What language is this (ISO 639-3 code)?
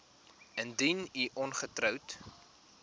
afr